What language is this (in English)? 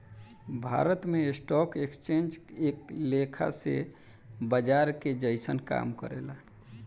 Bhojpuri